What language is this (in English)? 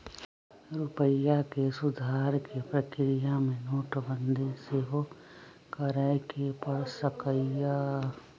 Magahi